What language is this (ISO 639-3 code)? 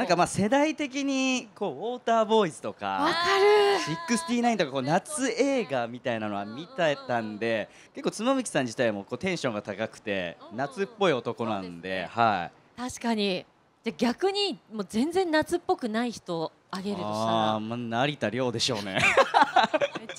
jpn